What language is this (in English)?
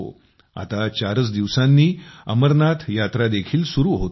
Marathi